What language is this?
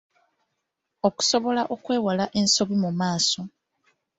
Ganda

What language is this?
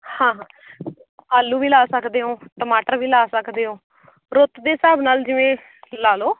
Punjabi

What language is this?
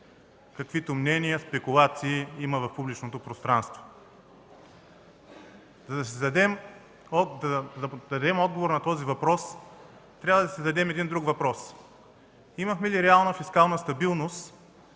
Bulgarian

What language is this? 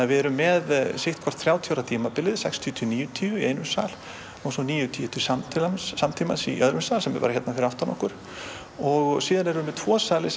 Icelandic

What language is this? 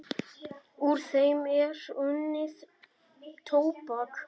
Icelandic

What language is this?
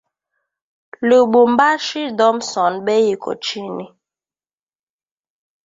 Swahili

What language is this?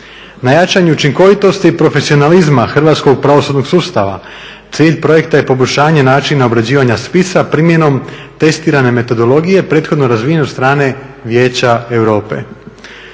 Croatian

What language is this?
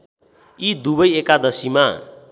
Nepali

